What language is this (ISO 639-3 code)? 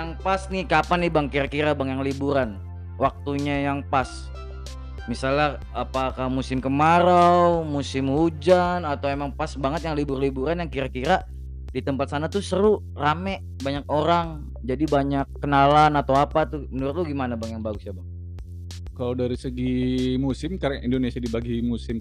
ind